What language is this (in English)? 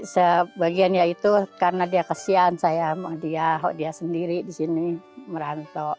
Indonesian